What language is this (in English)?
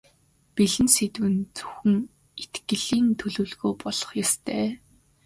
Mongolian